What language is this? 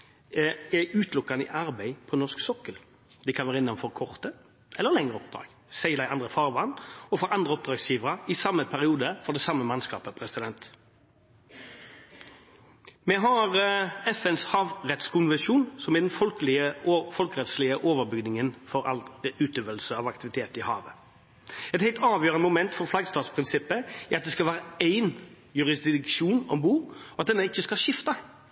Norwegian Bokmål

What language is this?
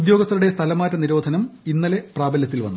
Malayalam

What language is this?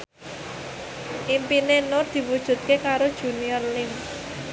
Javanese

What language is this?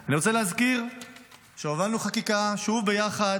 Hebrew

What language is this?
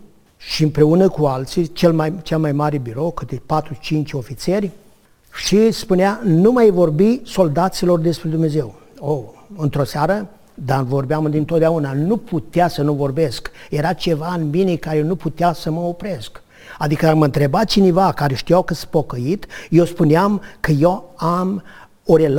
Romanian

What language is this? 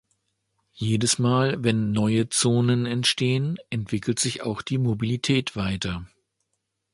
German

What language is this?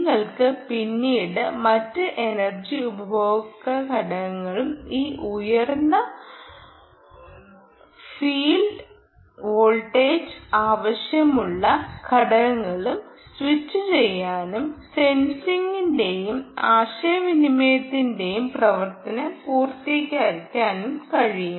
Malayalam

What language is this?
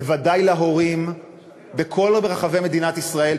Hebrew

